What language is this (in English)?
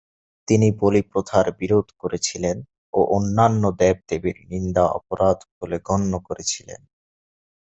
Bangla